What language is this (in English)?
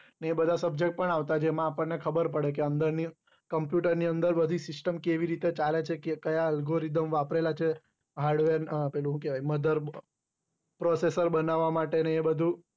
Gujarati